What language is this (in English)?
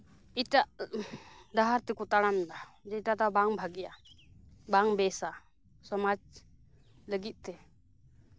Santali